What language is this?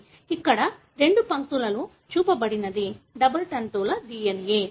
Telugu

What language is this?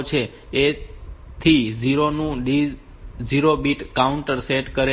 Gujarati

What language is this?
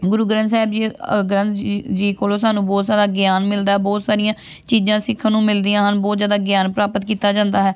Punjabi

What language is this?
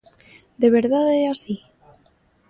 Galician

